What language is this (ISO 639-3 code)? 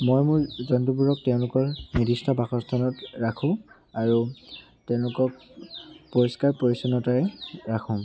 asm